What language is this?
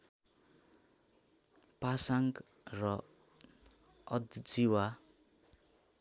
Nepali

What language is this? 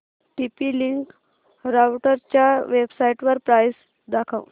Marathi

